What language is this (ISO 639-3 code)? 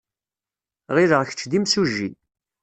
kab